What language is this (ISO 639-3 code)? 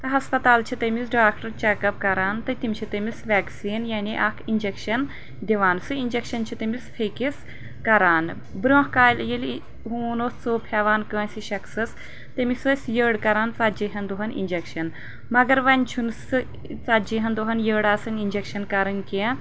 kas